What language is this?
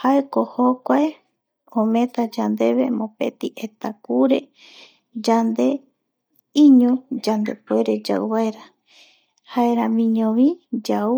Eastern Bolivian Guaraní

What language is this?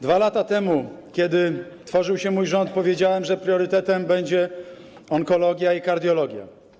Polish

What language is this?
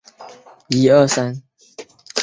Chinese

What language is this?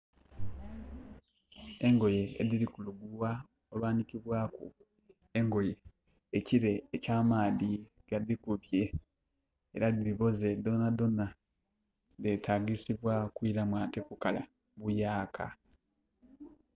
Soga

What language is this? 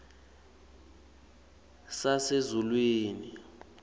Swati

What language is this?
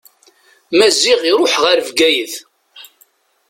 Kabyle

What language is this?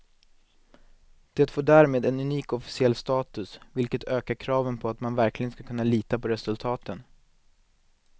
Swedish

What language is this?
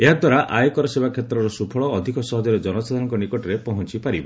Odia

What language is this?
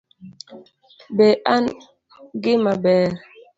Luo (Kenya and Tanzania)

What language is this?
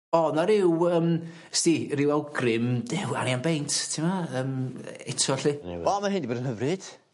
Welsh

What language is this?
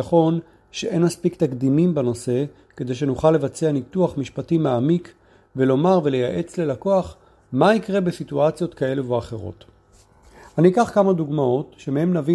Hebrew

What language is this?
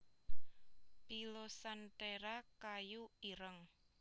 Javanese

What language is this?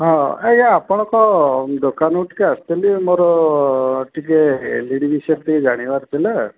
Odia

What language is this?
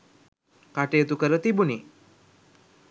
Sinhala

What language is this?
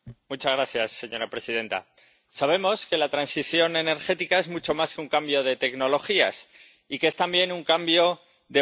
Spanish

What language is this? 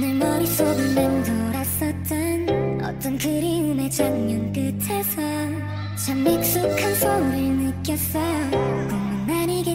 Vietnamese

